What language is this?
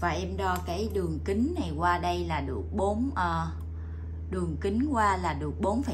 Vietnamese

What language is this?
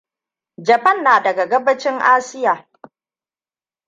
Hausa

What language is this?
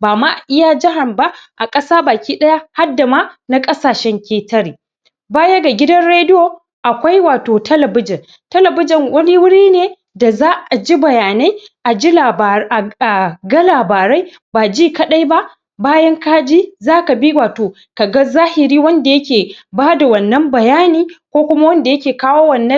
Hausa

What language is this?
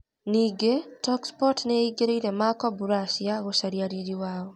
Kikuyu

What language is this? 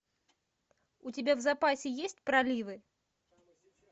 Russian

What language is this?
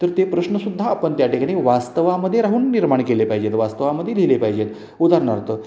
Marathi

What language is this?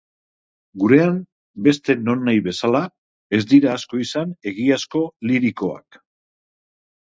Basque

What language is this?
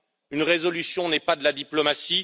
French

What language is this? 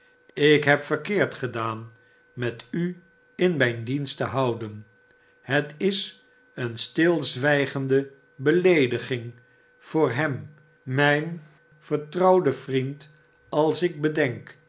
Dutch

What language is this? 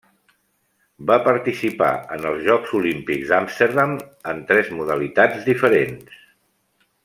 Catalan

